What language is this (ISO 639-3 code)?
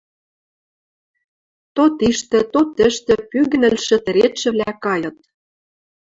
mrj